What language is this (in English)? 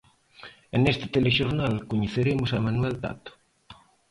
Galician